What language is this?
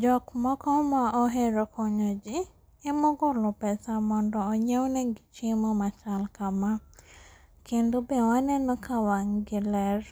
Luo (Kenya and Tanzania)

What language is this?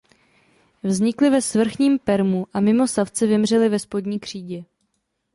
Czech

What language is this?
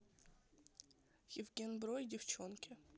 Russian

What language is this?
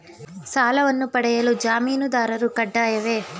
Kannada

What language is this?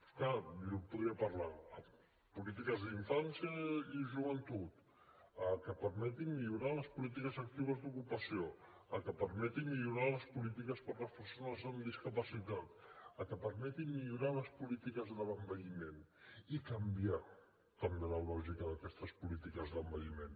Catalan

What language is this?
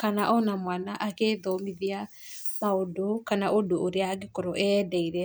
Kikuyu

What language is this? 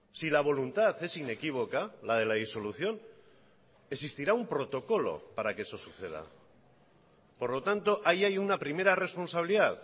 Spanish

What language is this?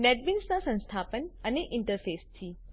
Gujarati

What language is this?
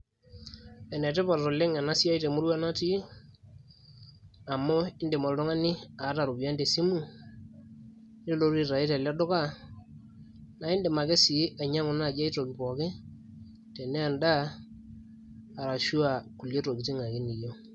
Masai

